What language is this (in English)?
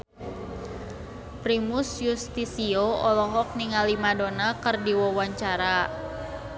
Sundanese